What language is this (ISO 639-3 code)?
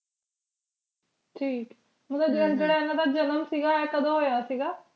pan